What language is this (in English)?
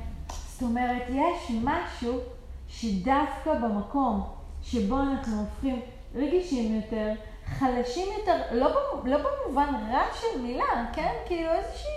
Hebrew